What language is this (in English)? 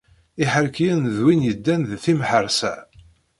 Kabyle